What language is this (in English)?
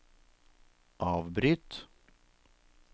Norwegian